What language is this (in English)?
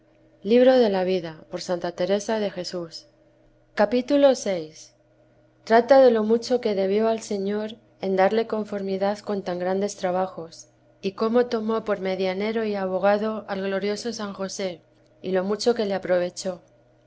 Spanish